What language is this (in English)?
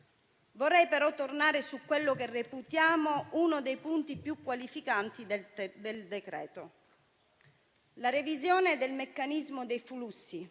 Italian